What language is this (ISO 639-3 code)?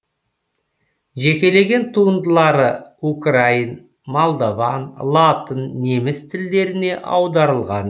kaz